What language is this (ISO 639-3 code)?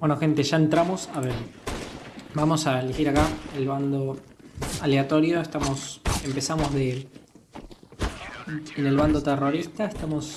spa